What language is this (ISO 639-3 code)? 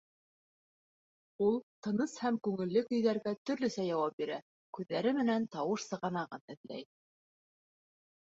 bak